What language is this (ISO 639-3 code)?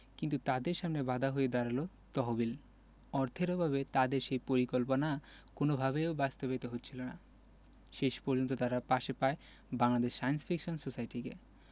ben